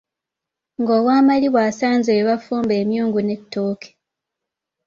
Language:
Ganda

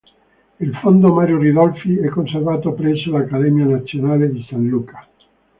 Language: Italian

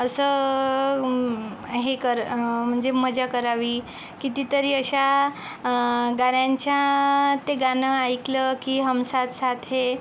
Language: Marathi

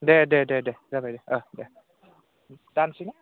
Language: Bodo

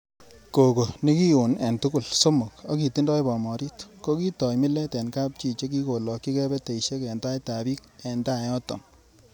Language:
Kalenjin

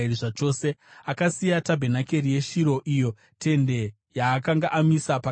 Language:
Shona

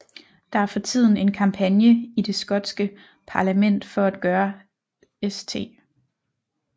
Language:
Danish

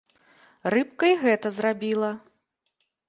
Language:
Belarusian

